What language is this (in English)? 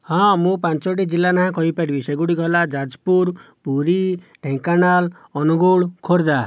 Odia